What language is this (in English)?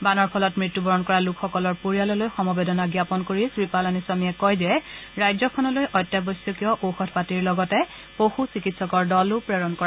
Assamese